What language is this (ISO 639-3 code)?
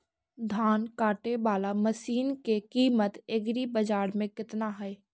mag